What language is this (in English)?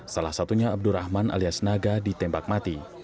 Indonesian